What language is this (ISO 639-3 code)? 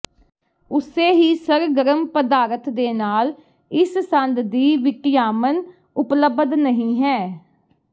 pan